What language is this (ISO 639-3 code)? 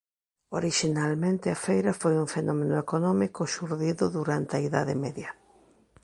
glg